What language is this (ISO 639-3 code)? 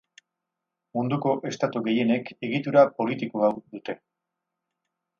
eus